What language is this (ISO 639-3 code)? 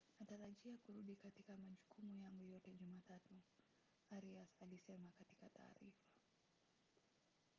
swa